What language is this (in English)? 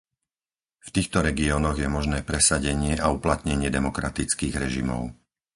Slovak